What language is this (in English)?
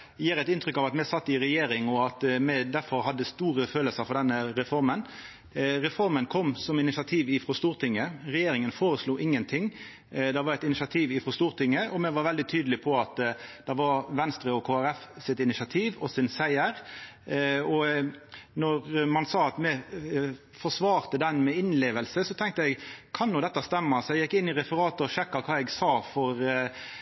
Norwegian Nynorsk